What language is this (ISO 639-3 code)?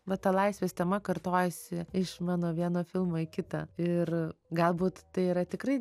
lit